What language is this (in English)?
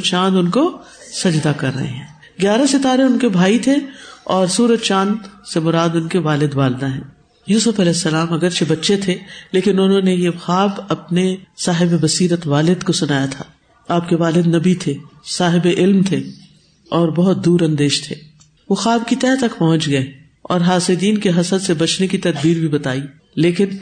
Urdu